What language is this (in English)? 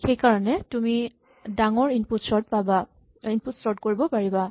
Assamese